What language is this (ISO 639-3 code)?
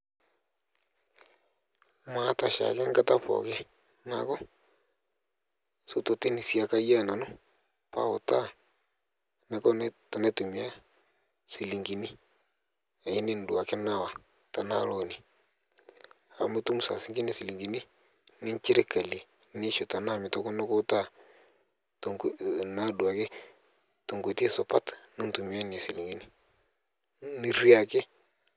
mas